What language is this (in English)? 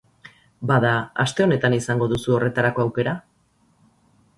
Basque